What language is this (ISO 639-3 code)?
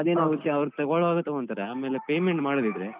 kan